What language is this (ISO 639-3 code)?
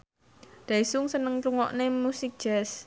jav